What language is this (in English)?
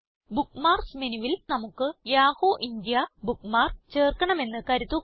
Malayalam